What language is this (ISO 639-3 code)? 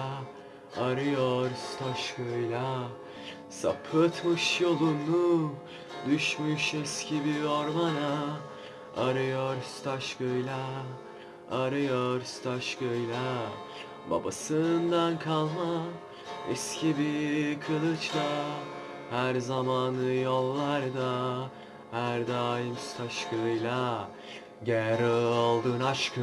tur